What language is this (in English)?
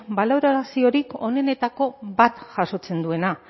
Basque